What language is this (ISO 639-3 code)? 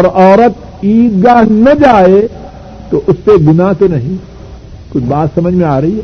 urd